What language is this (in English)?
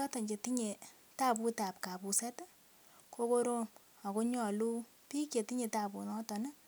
Kalenjin